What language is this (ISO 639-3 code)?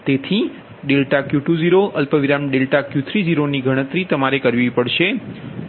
guj